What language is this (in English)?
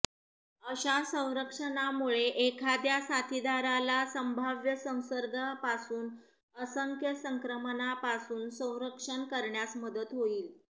Marathi